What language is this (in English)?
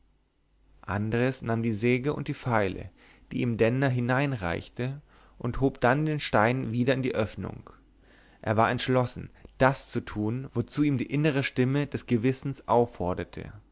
German